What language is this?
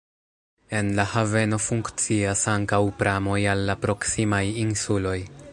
Esperanto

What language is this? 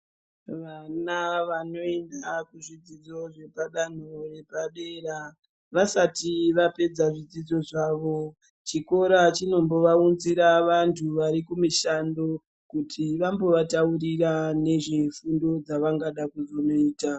Ndau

